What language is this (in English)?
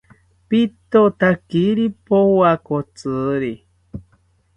South Ucayali Ashéninka